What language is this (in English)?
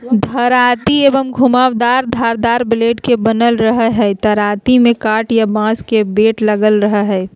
Magahi